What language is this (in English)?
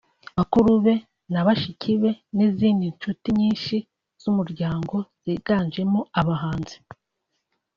Kinyarwanda